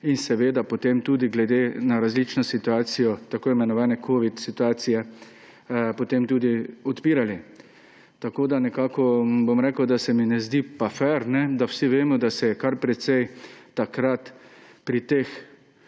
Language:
Slovenian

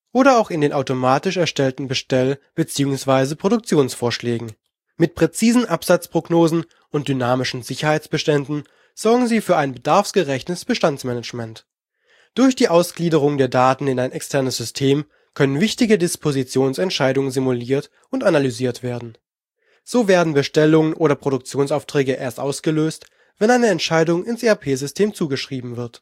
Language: German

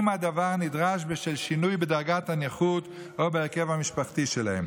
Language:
Hebrew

